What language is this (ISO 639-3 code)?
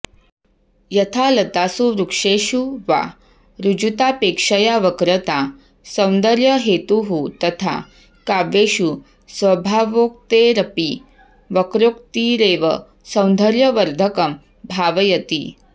san